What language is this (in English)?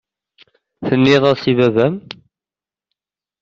Kabyle